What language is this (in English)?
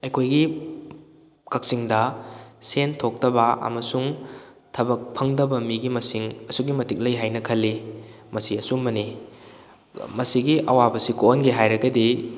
Manipuri